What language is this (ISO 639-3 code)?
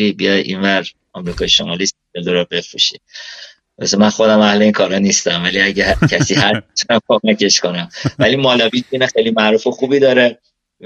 fas